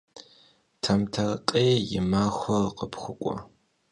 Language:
Kabardian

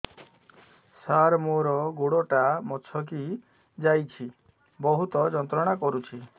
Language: Odia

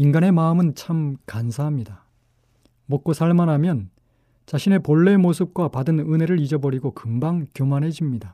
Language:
Korean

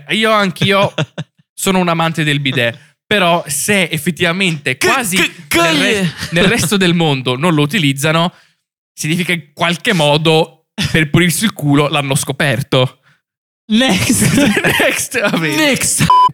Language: Italian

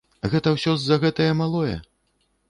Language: Belarusian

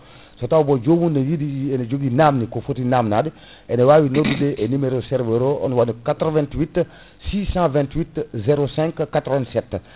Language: Fula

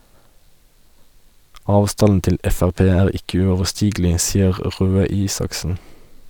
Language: Norwegian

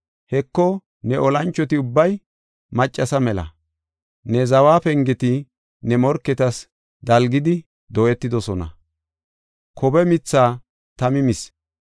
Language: Gofa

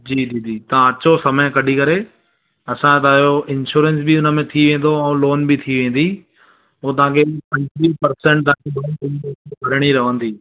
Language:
Sindhi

